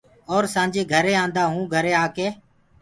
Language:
Gurgula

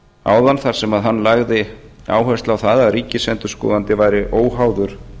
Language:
Icelandic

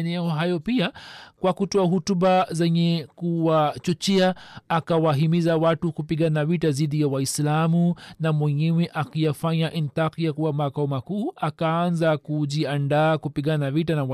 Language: Swahili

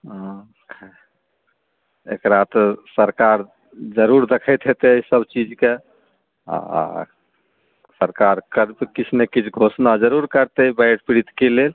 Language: Maithili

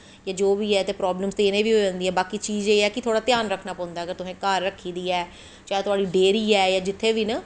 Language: Dogri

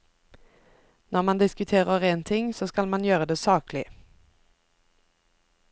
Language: Norwegian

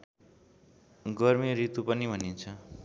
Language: Nepali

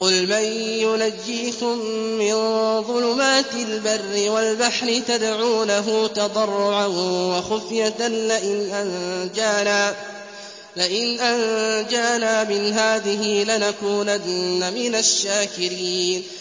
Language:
Arabic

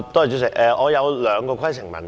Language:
Cantonese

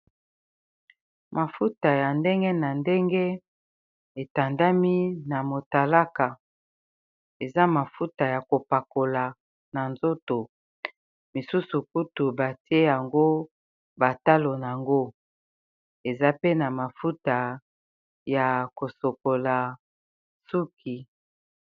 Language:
Lingala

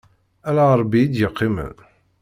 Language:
Kabyle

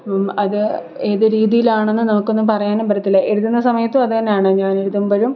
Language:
Malayalam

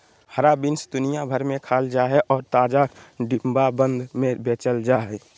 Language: Magahi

